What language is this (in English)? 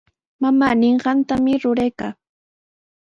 Sihuas Ancash Quechua